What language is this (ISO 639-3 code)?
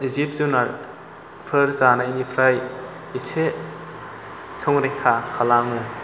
brx